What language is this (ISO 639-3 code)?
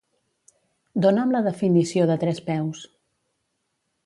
cat